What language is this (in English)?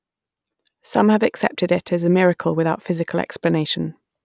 English